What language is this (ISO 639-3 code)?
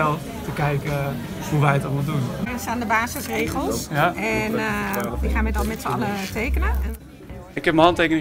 nld